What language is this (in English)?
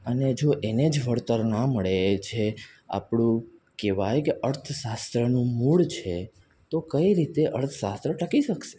Gujarati